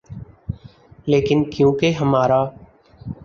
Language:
Urdu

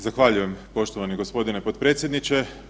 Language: Croatian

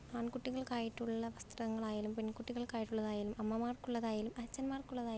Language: Malayalam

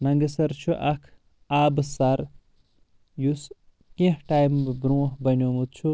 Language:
Kashmiri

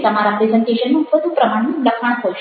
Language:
Gujarati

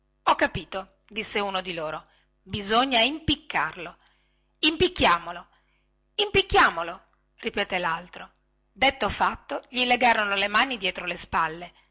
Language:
Italian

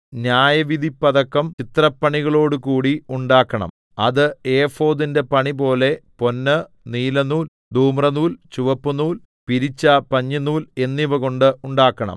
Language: Malayalam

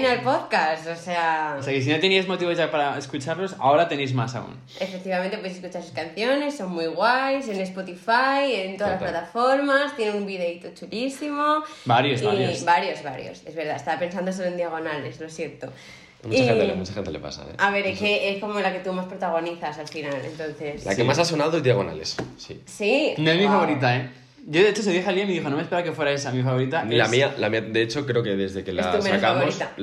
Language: Spanish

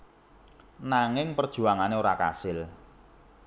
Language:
Javanese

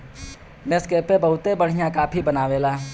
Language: Bhojpuri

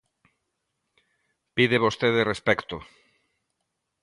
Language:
Galician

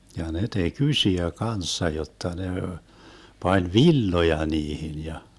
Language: Finnish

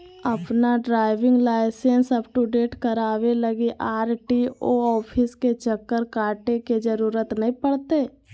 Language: Magahi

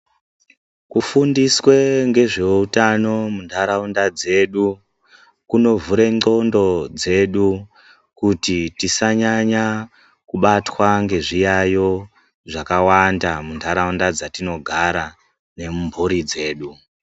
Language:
Ndau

